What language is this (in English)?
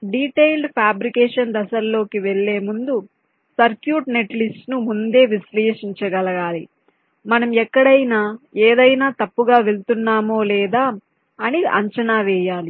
Telugu